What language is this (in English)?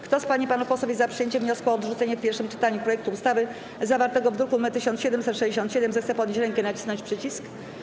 Polish